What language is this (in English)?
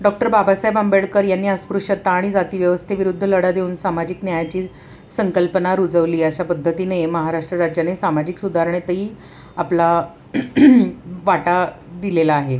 Marathi